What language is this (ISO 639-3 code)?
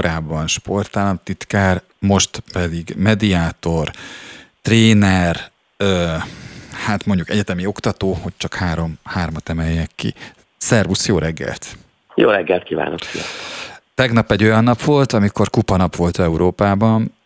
hun